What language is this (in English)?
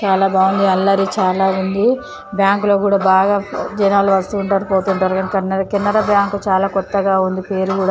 Telugu